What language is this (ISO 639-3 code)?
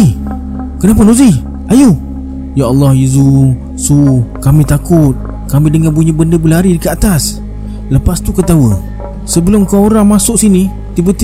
msa